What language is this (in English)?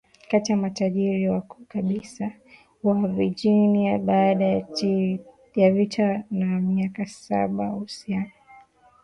Swahili